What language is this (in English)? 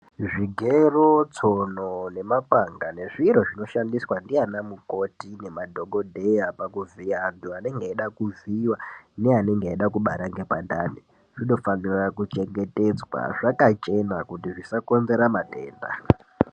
Ndau